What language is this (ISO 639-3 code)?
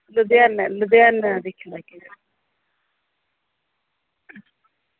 doi